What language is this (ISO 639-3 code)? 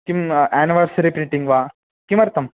san